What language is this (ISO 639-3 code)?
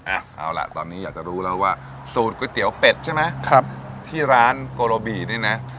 tha